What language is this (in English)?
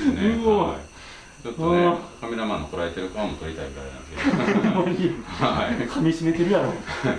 Japanese